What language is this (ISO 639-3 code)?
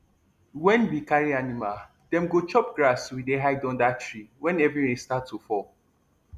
pcm